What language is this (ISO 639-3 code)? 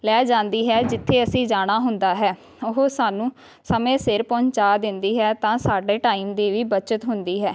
pan